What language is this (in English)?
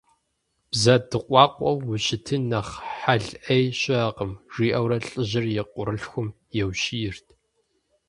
Kabardian